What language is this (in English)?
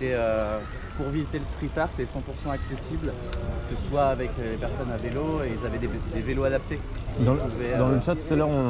French